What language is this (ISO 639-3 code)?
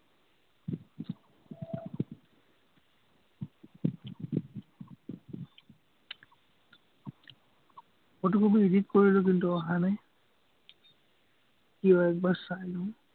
asm